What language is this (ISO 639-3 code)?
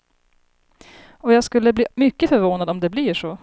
swe